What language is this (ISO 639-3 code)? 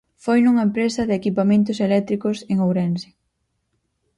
glg